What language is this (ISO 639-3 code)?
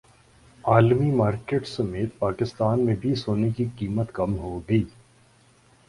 urd